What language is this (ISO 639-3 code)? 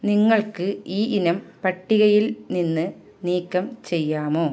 mal